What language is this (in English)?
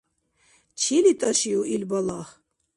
Dargwa